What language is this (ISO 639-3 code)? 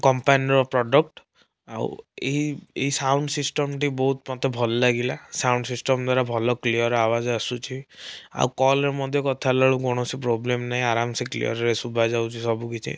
ori